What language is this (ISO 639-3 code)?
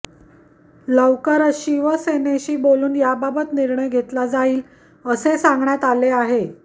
mar